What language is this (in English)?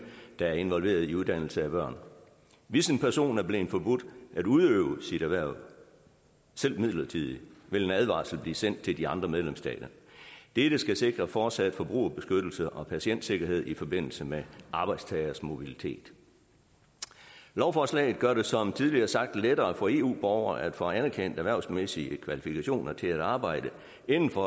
Danish